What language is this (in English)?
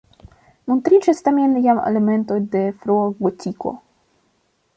Esperanto